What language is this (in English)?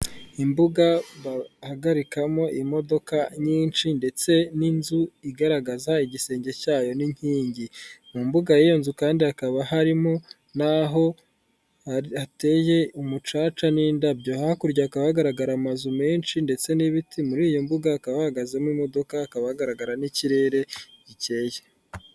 Kinyarwanda